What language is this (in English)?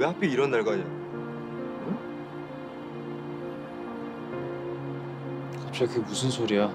Korean